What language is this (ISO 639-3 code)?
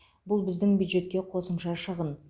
kaz